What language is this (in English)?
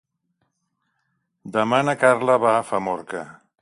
Catalan